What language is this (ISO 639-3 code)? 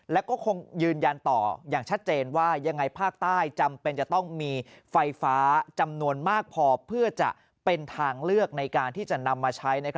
tha